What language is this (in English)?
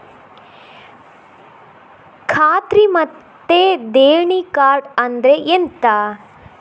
Kannada